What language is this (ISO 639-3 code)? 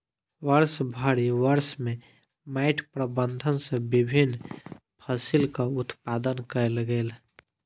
mai